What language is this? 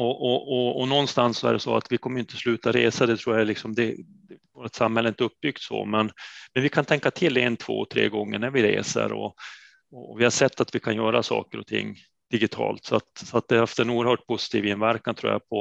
Swedish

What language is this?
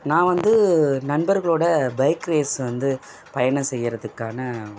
Tamil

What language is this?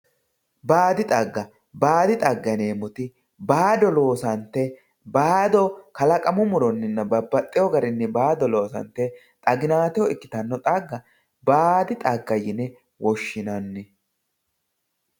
Sidamo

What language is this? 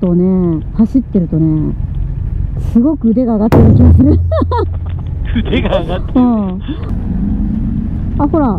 Japanese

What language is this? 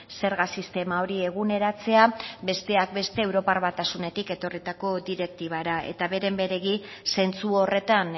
Basque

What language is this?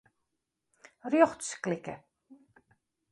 Western Frisian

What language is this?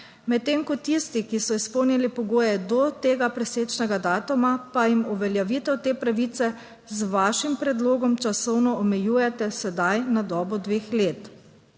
Slovenian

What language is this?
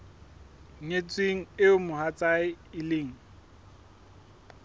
Southern Sotho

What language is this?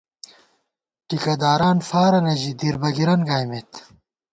Gawar-Bati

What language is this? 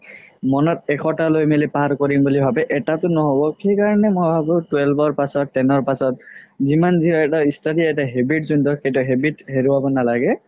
Assamese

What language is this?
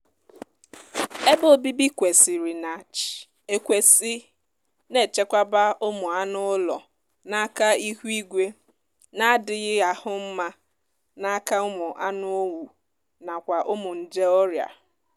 Igbo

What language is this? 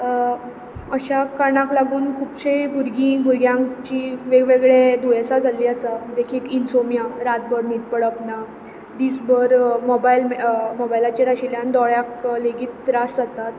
Konkani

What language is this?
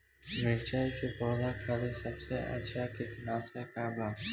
Bhojpuri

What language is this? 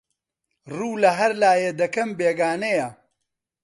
Central Kurdish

